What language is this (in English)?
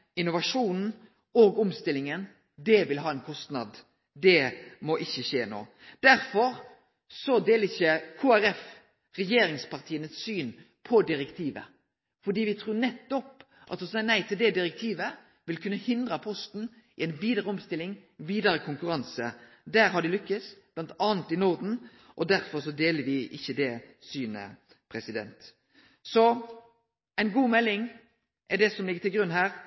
Norwegian Nynorsk